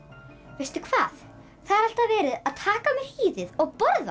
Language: Icelandic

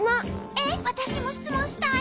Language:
Japanese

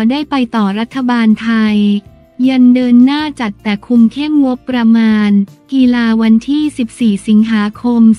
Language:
Thai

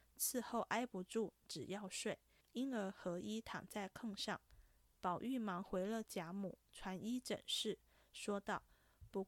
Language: Chinese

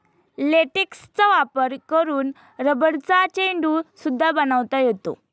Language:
Marathi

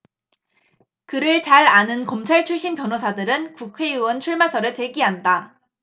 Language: Korean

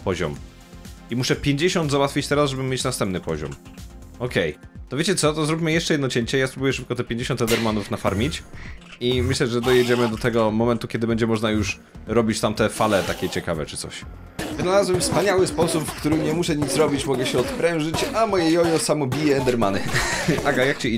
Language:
Polish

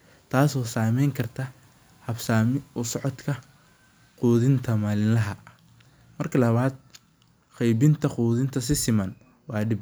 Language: Somali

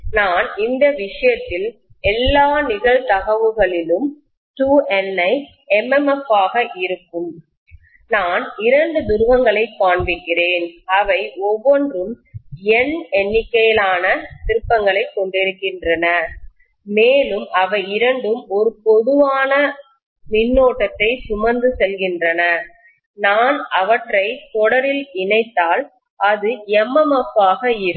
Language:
Tamil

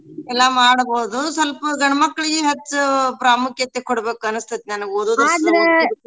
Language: Kannada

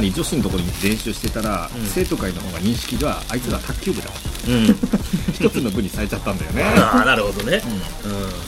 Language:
Japanese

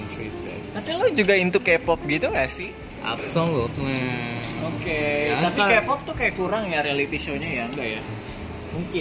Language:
Indonesian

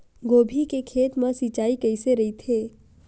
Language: Chhattisgarhi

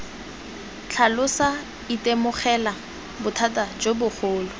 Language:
Tswana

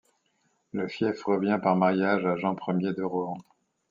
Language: French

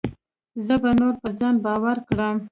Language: Pashto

